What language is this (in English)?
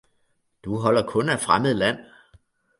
Danish